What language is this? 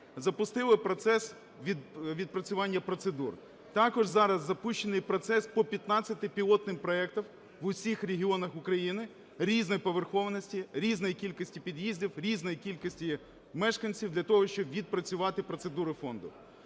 Ukrainian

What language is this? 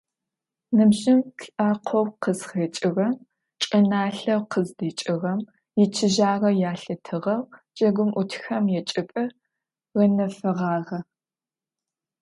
Adyghe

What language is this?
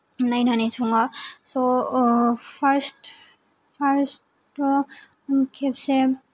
Bodo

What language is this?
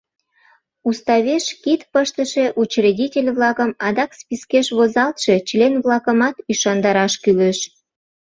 Mari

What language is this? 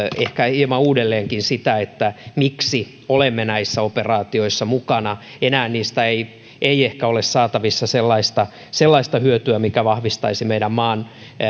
Finnish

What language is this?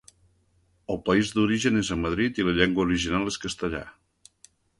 Catalan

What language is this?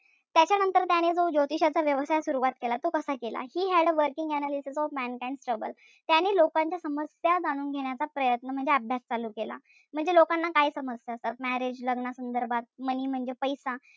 Marathi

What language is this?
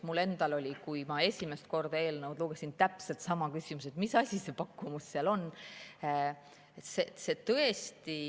Estonian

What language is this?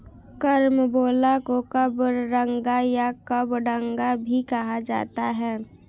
Hindi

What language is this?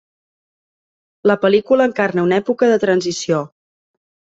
Catalan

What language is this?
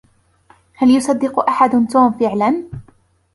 Arabic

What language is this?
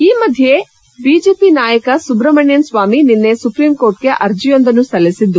Kannada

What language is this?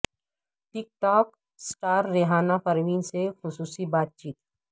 Urdu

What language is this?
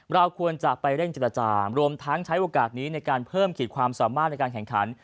Thai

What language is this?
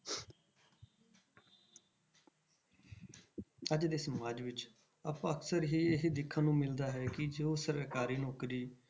Punjabi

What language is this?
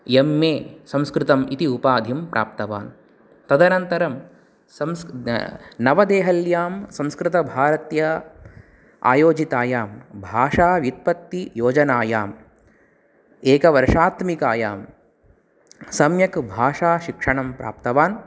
Sanskrit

